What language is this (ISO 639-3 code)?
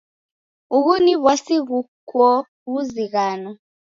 dav